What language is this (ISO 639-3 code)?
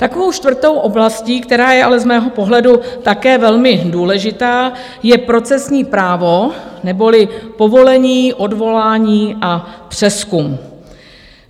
ces